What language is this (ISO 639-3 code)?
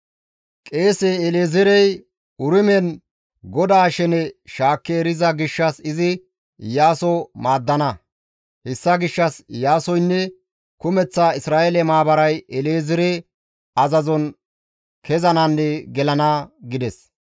gmv